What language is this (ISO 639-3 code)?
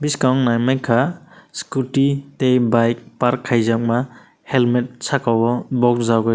trp